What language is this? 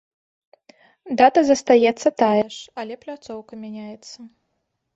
Belarusian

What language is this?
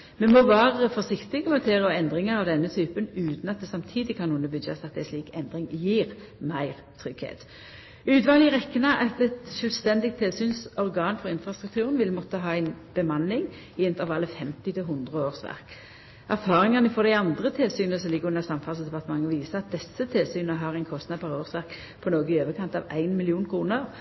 Norwegian Nynorsk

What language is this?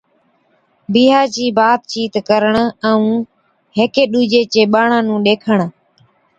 Od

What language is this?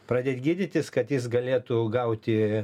Lithuanian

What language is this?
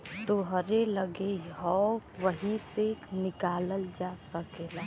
Bhojpuri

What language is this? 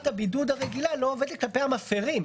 Hebrew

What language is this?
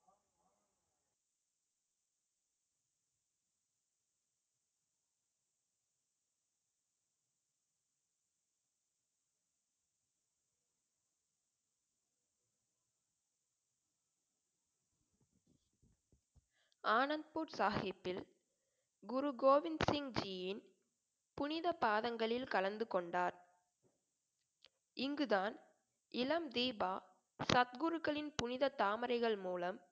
Tamil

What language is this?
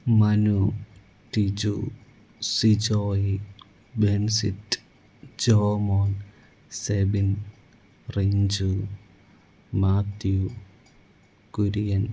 Malayalam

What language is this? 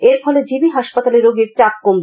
Bangla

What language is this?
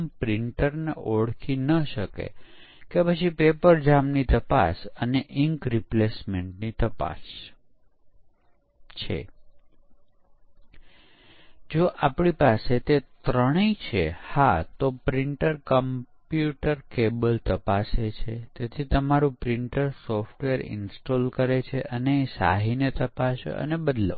Gujarati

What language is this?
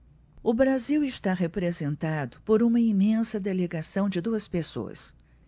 Portuguese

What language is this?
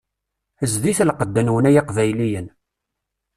Kabyle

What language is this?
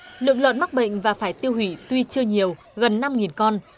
Vietnamese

